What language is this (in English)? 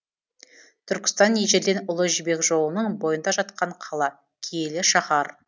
Kazakh